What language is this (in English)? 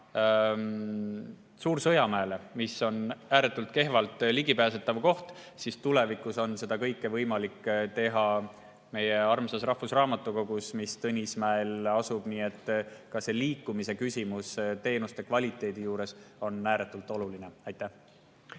Estonian